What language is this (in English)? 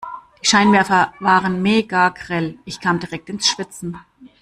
German